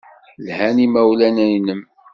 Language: Kabyle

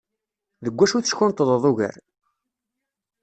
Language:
Kabyle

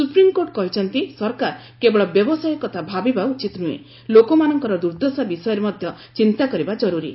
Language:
Odia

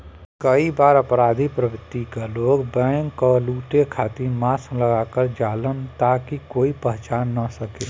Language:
Bhojpuri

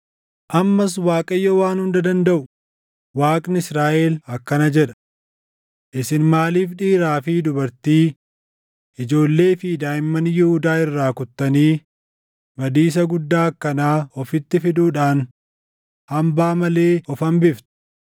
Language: Oromo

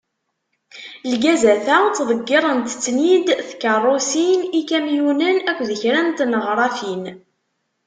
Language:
Kabyle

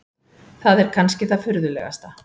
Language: Icelandic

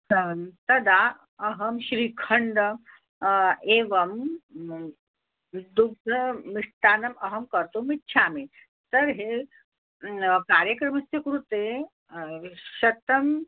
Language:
Sanskrit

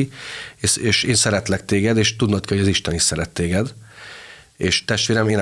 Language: Hungarian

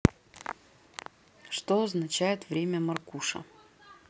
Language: Russian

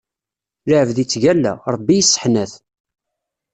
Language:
Kabyle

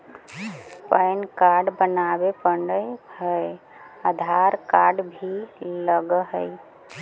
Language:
Magahi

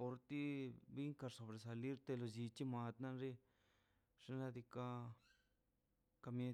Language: Mazaltepec Zapotec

